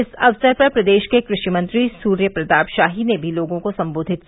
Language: Hindi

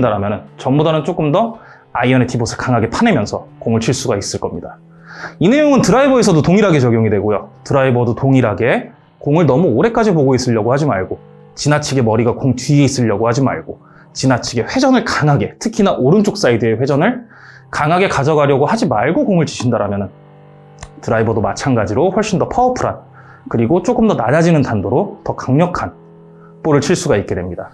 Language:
Korean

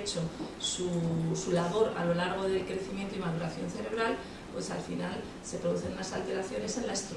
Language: Spanish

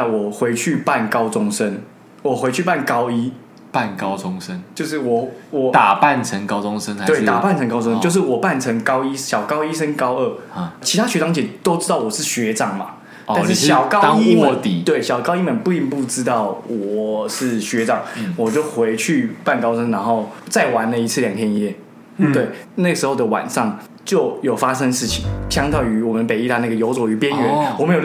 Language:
Chinese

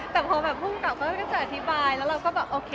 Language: Thai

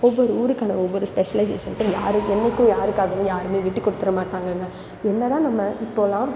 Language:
Tamil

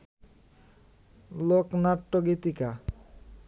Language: Bangla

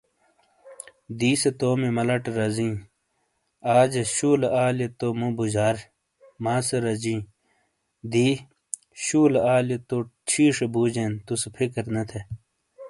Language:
Shina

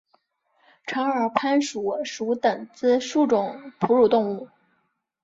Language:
Chinese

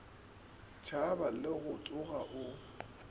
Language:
Northern Sotho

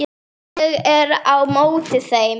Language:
Icelandic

